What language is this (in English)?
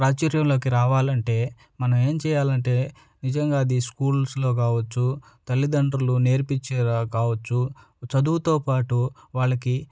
Telugu